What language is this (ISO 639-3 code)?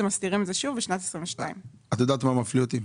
heb